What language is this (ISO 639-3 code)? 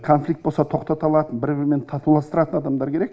kaz